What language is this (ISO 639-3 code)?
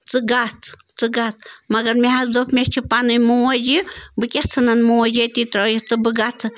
kas